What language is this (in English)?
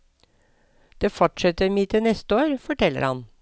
Norwegian